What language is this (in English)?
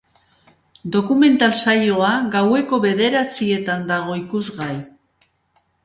Basque